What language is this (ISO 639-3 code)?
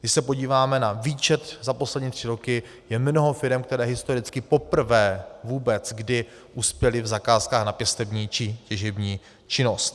ces